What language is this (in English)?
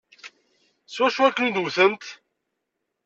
Kabyle